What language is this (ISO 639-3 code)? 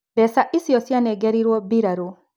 kik